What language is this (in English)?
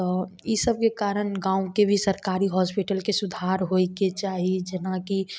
Maithili